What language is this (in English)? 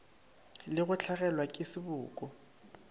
Northern Sotho